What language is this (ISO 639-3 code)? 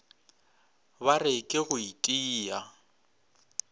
nso